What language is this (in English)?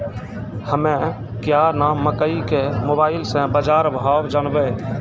Maithili